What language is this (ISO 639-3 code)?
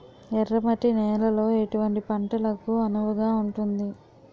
tel